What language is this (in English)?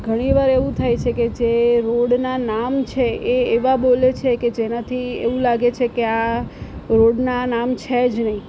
Gujarati